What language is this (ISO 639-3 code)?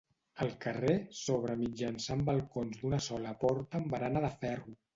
cat